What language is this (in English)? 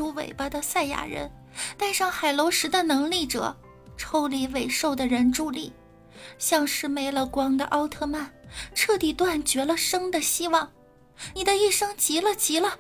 Chinese